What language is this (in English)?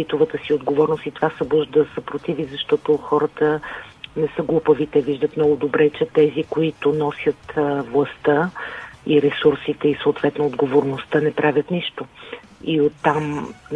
Bulgarian